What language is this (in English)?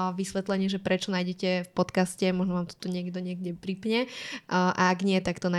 Slovak